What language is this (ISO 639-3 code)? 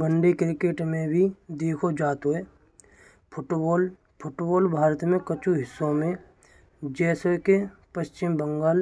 bra